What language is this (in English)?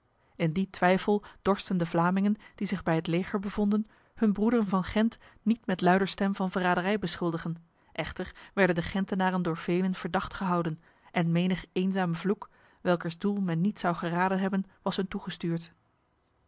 Dutch